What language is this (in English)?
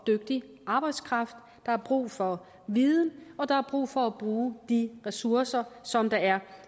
Danish